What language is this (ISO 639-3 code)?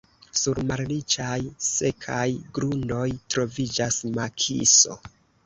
epo